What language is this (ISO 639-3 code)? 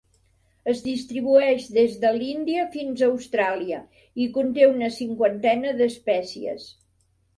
cat